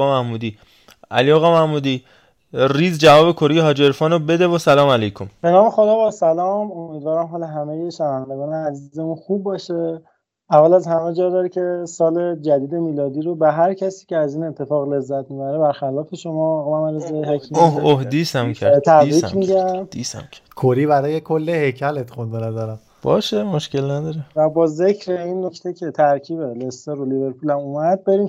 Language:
Persian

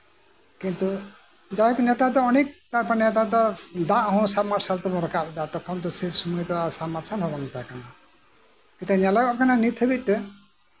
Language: Santali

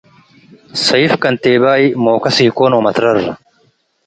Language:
Tigre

